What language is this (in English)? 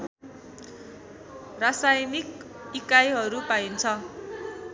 Nepali